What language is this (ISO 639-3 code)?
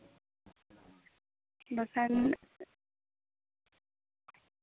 sat